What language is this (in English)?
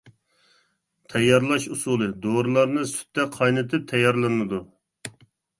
Uyghur